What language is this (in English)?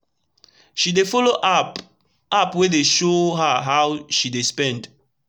Nigerian Pidgin